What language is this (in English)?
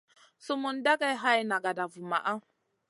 Masana